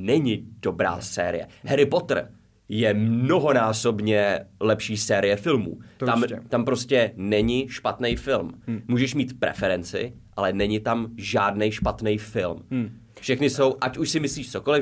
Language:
Czech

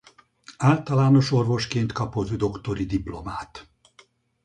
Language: Hungarian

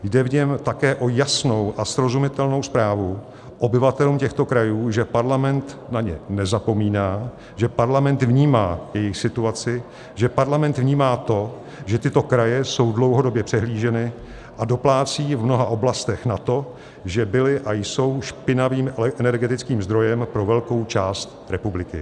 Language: Czech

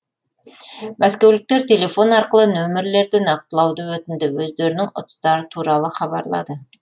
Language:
Kazakh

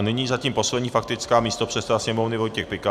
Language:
Czech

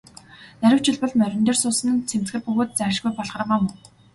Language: Mongolian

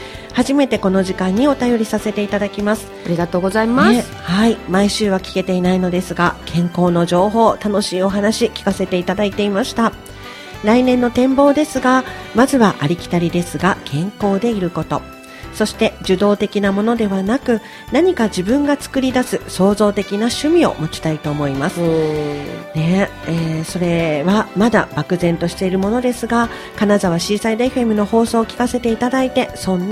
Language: Japanese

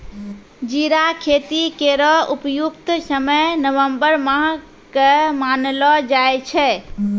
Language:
Maithili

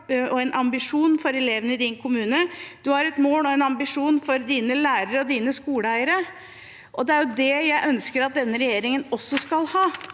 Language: Norwegian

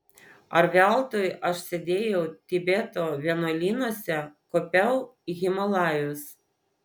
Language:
Lithuanian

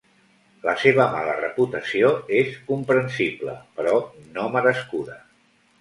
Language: Catalan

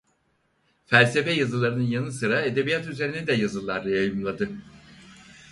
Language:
Turkish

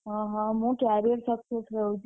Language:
Odia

